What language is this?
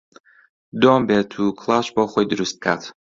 Central Kurdish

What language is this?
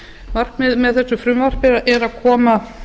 Icelandic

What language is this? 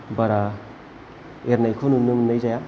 Bodo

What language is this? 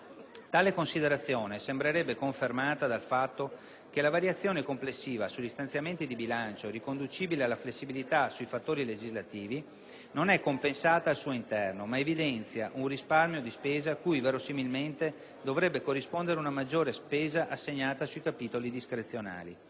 Italian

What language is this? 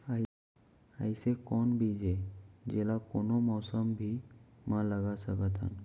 Chhattisgarhi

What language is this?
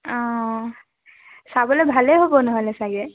Assamese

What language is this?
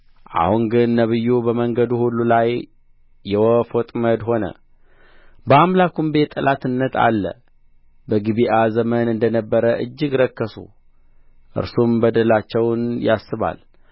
Amharic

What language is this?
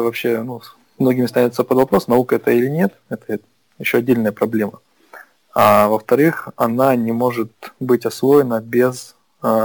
Russian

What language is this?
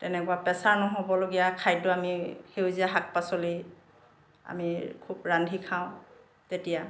Assamese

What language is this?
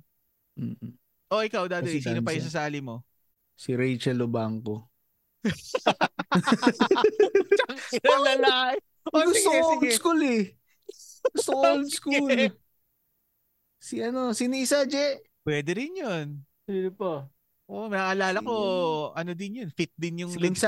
Filipino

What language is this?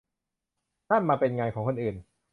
Thai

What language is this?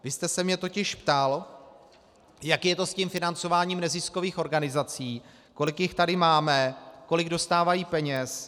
Czech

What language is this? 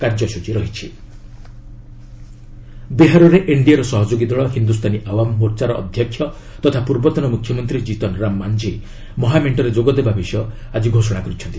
Odia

